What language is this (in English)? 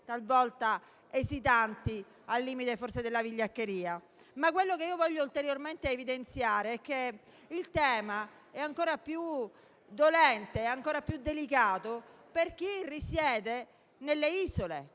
Italian